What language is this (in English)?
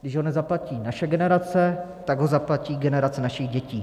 Czech